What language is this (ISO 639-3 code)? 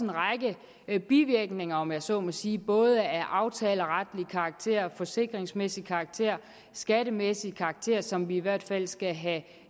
dan